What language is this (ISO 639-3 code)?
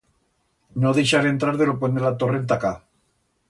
arg